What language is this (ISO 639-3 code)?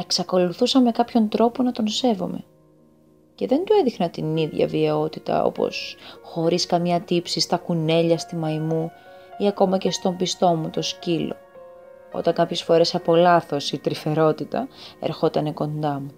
ell